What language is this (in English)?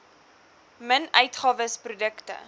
Afrikaans